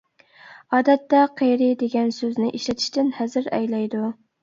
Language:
Uyghur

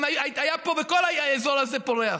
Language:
Hebrew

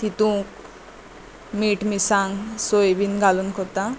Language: Konkani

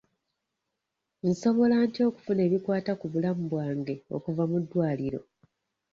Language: Ganda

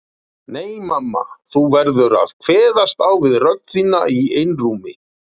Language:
Icelandic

